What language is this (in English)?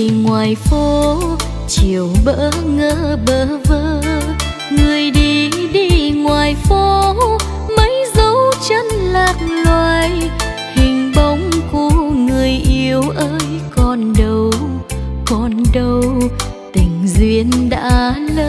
Vietnamese